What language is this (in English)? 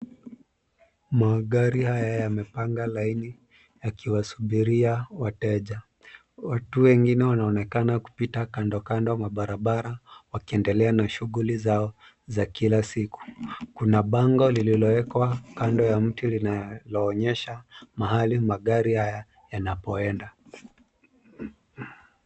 Swahili